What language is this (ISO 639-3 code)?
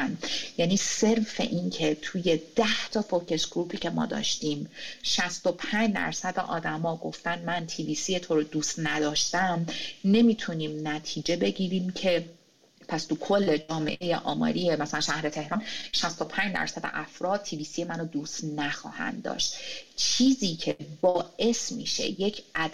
fas